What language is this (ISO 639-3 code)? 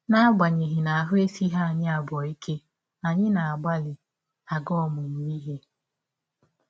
ibo